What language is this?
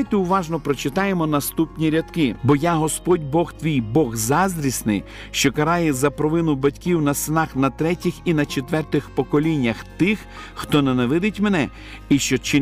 Ukrainian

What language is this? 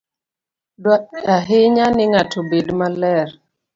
Luo (Kenya and Tanzania)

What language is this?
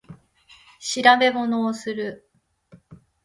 Japanese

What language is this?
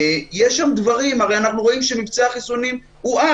Hebrew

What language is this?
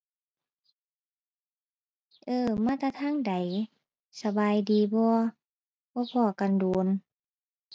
Thai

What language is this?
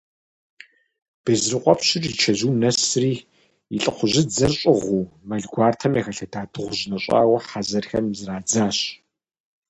Kabardian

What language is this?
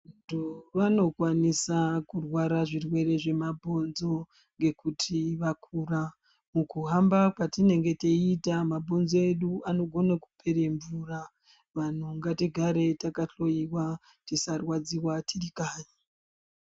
Ndau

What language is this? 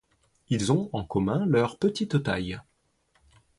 French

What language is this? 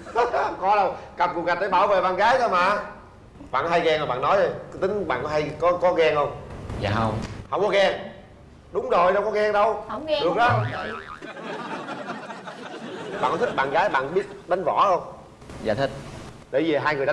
Vietnamese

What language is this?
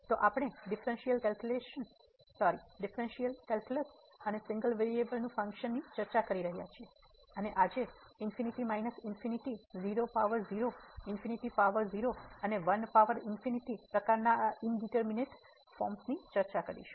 Gujarati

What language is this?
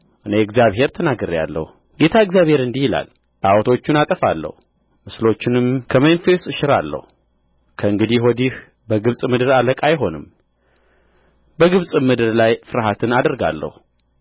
Amharic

